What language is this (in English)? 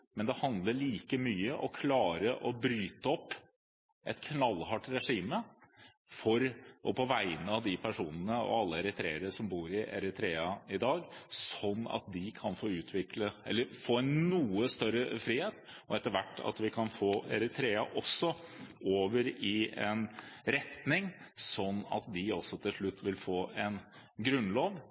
Norwegian Bokmål